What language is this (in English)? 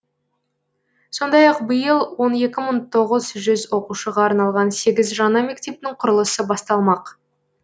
Kazakh